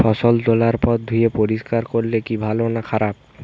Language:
Bangla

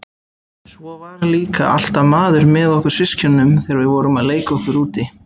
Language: Icelandic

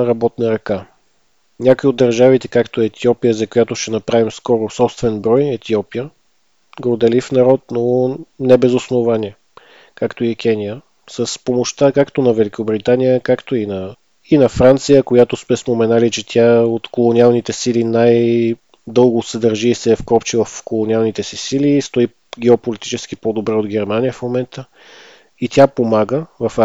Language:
Bulgarian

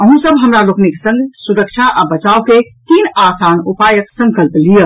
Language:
Maithili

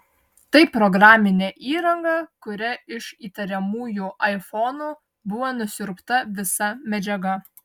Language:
Lithuanian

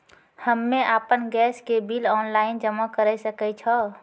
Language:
Maithili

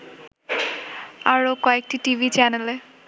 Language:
Bangla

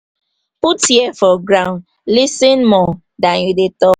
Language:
Nigerian Pidgin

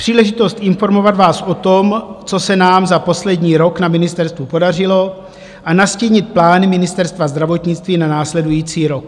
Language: Czech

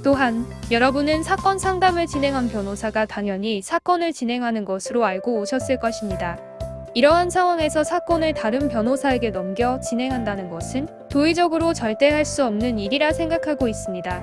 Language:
Korean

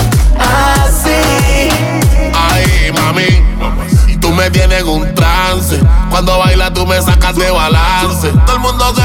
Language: Japanese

